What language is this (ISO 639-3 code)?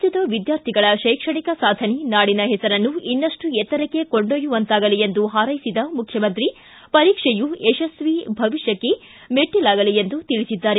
kan